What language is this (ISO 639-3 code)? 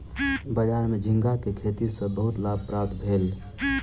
mai